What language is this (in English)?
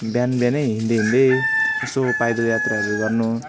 Nepali